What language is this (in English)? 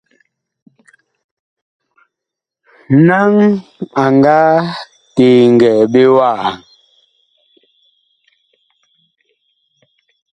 Bakoko